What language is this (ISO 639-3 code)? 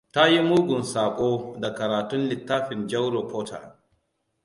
hau